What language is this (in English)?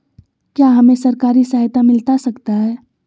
Magahi